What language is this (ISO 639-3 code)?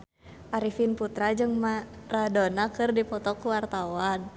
sun